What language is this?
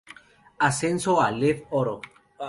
Spanish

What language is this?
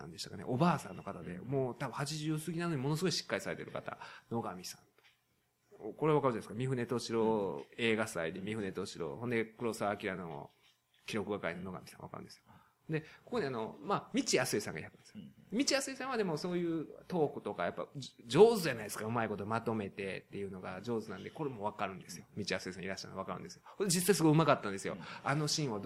Japanese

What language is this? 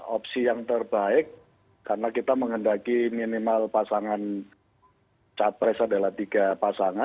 Indonesian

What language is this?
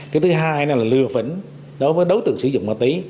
Vietnamese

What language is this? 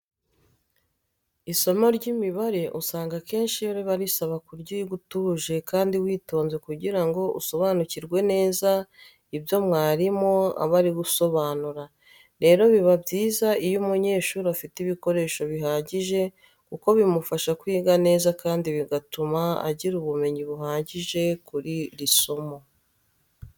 Kinyarwanda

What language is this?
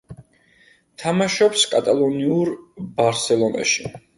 Georgian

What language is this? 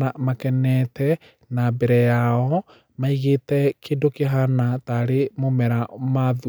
Kikuyu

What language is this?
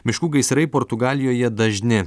Lithuanian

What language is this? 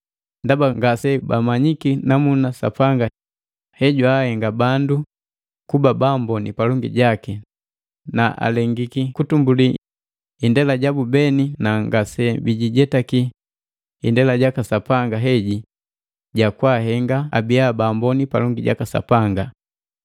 Matengo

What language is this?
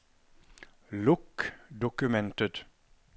Norwegian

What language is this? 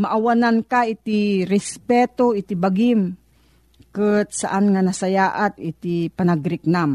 Filipino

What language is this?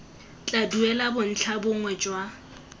Tswana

